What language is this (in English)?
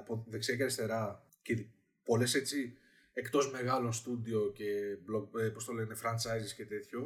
Greek